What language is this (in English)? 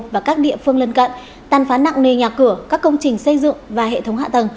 Vietnamese